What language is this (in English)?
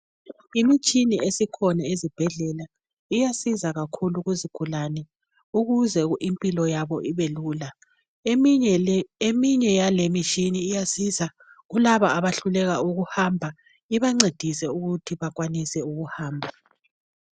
North Ndebele